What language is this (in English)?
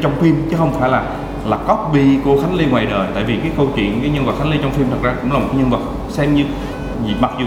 Vietnamese